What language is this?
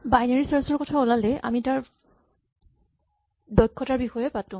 Assamese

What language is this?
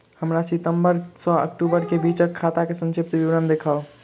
Maithili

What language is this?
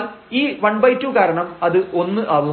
Malayalam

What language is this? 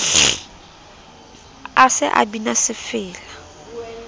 Southern Sotho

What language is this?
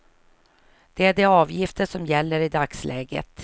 Swedish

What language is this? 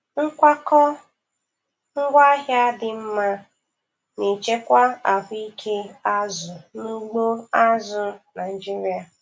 Igbo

